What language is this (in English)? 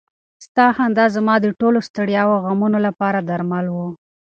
Pashto